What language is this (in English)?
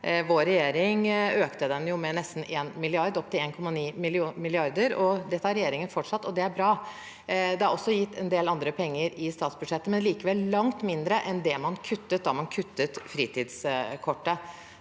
Norwegian